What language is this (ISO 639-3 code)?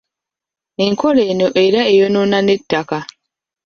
lug